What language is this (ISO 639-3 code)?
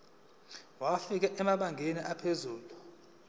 zul